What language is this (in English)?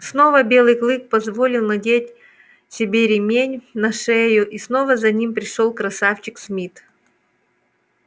Russian